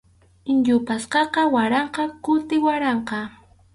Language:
Arequipa-La Unión Quechua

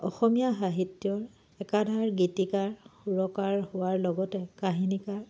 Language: Assamese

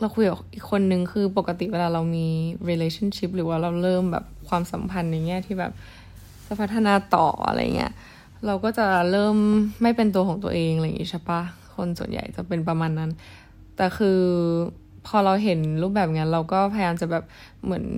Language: Thai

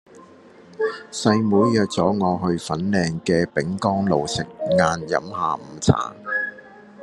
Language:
Cantonese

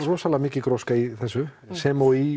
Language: Icelandic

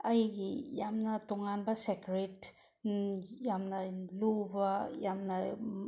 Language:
Manipuri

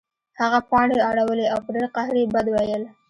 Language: Pashto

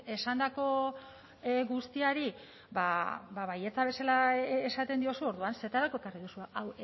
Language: Basque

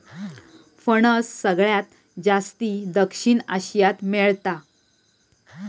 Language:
Marathi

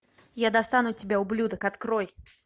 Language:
Russian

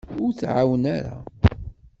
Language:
Kabyle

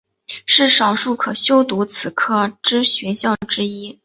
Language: Chinese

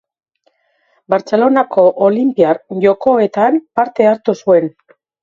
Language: Basque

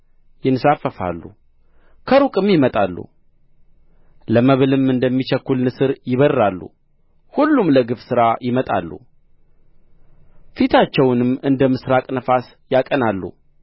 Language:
Amharic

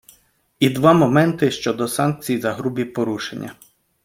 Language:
Ukrainian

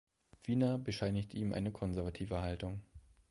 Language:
German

